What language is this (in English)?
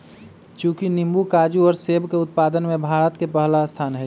Magahi